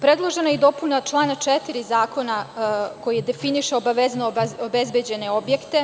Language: Serbian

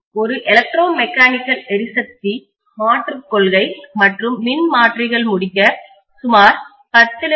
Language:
Tamil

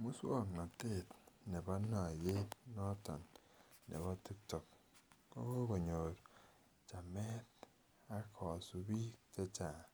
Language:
Kalenjin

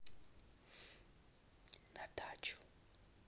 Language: Russian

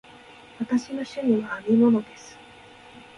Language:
Japanese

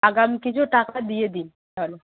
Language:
Bangla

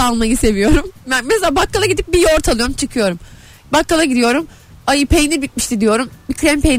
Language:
Turkish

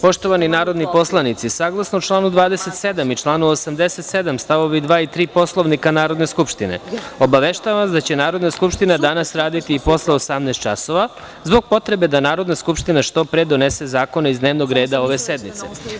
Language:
Serbian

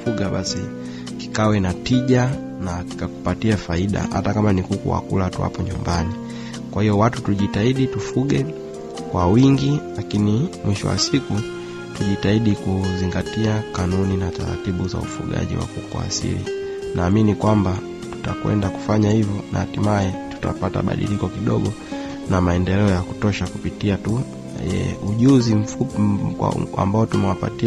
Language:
Swahili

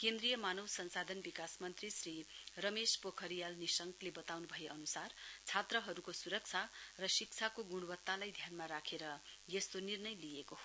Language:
Nepali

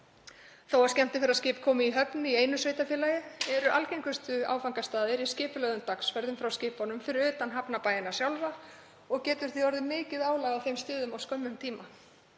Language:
Icelandic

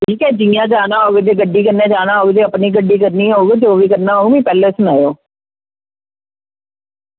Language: Dogri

